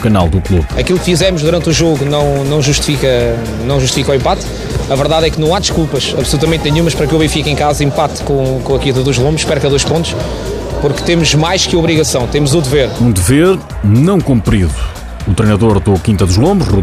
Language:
Portuguese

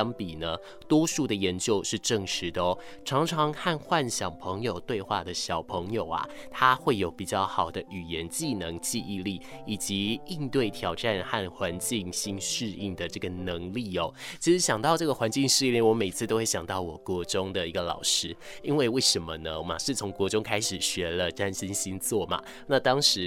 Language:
Chinese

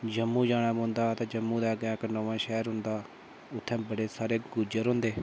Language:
Dogri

